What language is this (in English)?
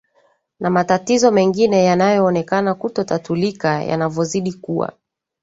Swahili